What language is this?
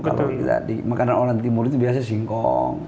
Indonesian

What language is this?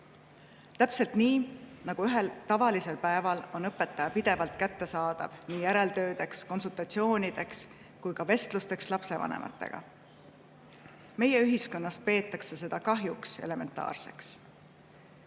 Estonian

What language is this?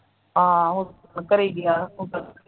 Punjabi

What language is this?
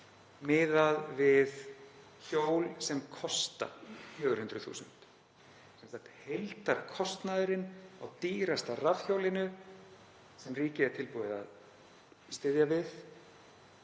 Icelandic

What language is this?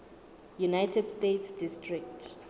Southern Sotho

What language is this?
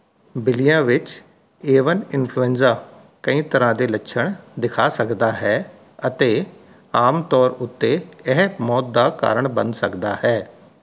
Punjabi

